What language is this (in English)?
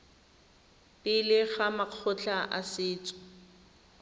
Tswana